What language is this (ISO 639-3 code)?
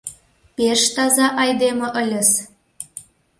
chm